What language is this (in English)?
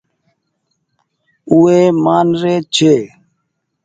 Goaria